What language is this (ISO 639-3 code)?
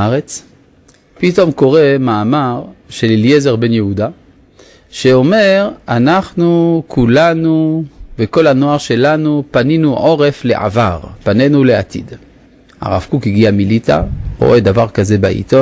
heb